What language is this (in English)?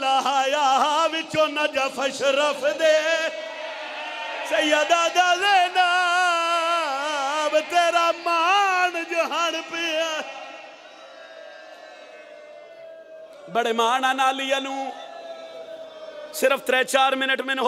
Arabic